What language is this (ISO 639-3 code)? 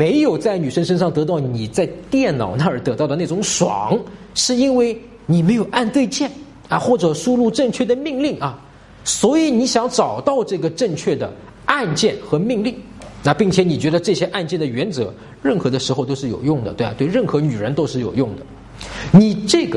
zho